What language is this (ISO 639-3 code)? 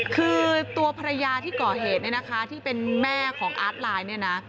tha